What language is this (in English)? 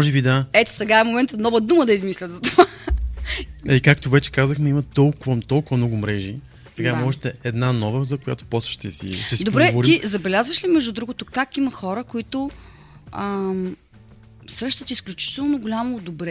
Bulgarian